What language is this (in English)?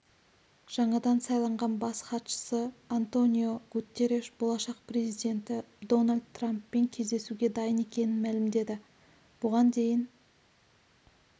Kazakh